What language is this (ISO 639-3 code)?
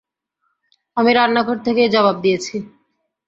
ben